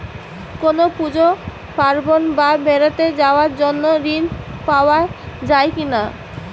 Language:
Bangla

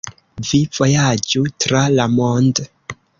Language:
Esperanto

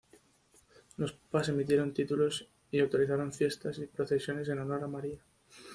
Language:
Spanish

